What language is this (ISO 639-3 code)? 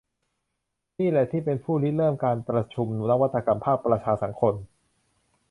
tha